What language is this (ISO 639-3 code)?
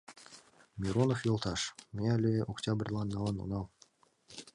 chm